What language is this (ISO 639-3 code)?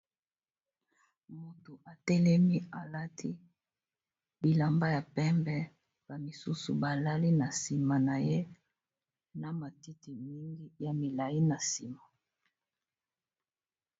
lin